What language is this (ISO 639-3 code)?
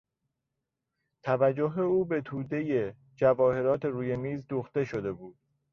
fas